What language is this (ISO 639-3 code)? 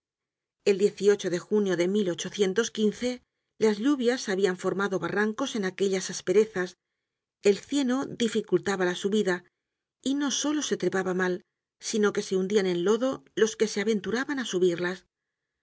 spa